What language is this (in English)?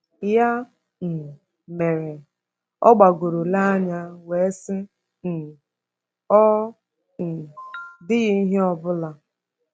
Igbo